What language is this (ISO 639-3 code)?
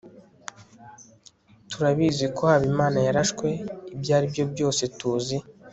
kin